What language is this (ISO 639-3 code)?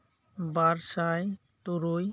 sat